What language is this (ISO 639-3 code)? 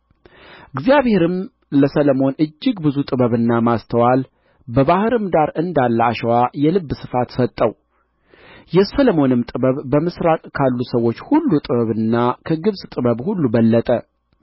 amh